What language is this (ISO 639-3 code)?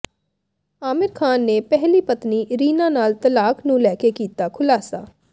pan